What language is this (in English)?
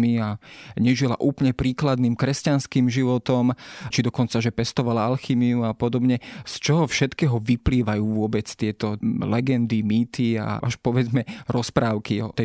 Slovak